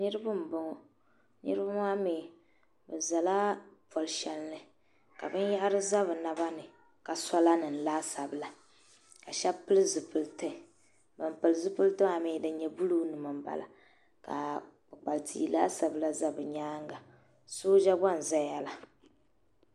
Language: Dagbani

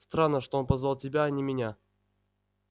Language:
Russian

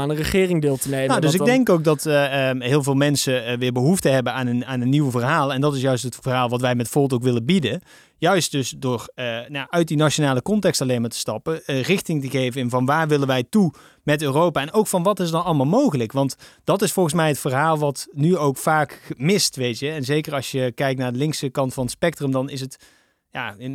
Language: Dutch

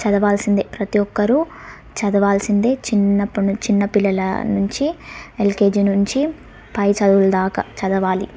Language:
Telugu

